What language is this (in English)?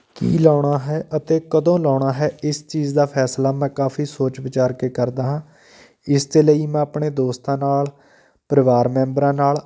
Punjabi